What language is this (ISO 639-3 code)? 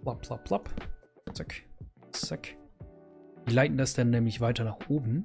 deu